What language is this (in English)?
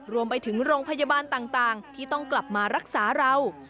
Thai